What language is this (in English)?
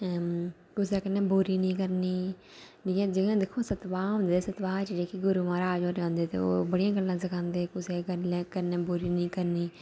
Dogri